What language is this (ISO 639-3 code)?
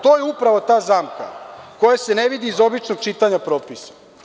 srp